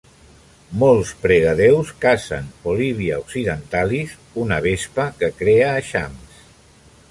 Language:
Catalan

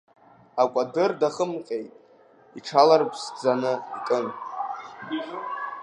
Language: Abkhazian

